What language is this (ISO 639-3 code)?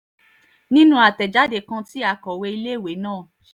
yor